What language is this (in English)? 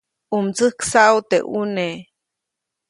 Copainalá Zoque